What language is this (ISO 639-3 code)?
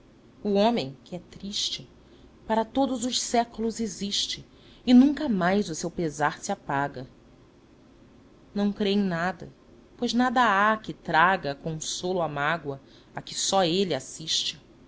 por